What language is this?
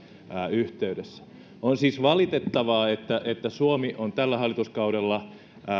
Finnish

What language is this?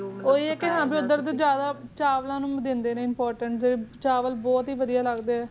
Punjabi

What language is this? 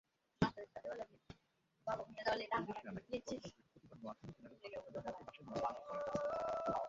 Bangla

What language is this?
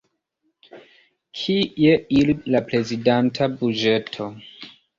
Esperanto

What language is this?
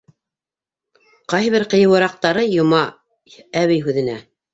Bashkir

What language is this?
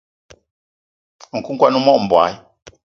Eton (Cameroon)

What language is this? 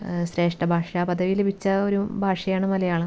Malayalam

